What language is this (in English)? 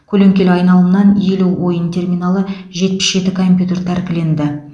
Kazakh